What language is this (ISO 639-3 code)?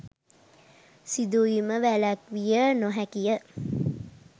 sin